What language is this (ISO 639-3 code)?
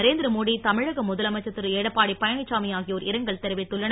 tam